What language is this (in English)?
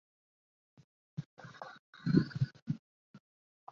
Chinese